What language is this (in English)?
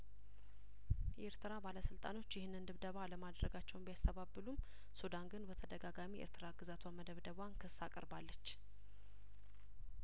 Amharic